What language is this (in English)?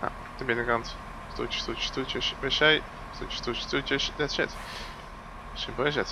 Dutch